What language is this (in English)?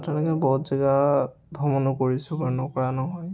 Assamese